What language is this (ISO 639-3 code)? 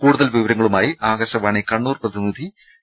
mal